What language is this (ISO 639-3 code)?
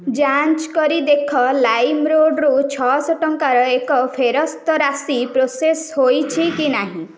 ori